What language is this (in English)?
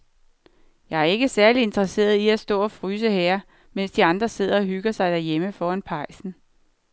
Danish